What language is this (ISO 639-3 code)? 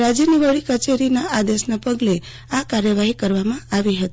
guj